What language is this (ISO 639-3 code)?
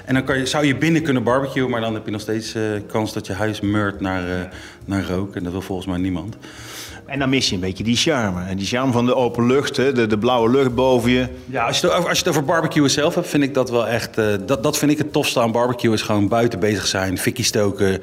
nld